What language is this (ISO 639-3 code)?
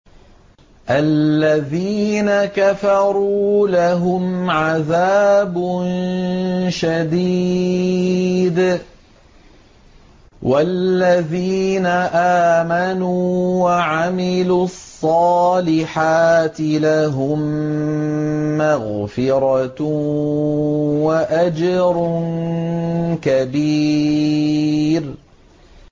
ara